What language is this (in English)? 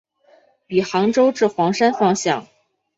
Chinese